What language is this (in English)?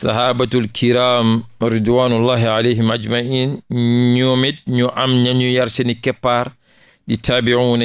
Indonesian